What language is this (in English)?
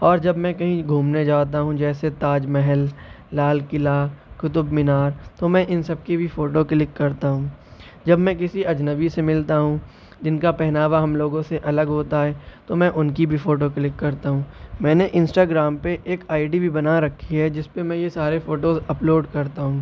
Urdu